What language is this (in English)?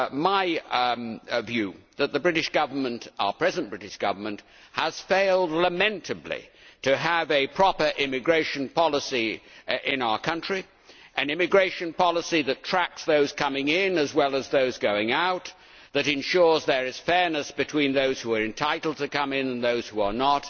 English